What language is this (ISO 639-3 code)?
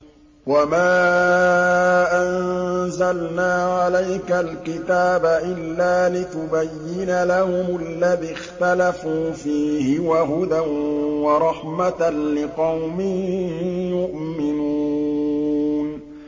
ara